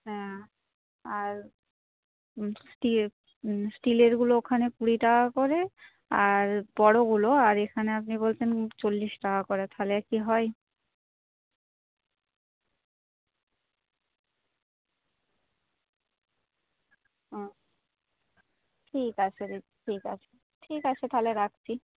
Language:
Bangla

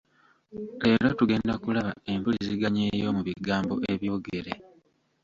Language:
Ganda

